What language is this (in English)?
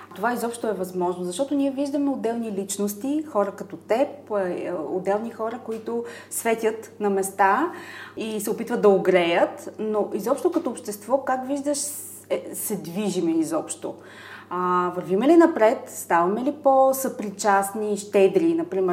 Bulgarian